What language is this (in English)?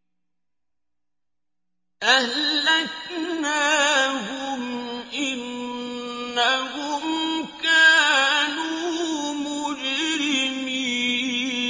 Arabic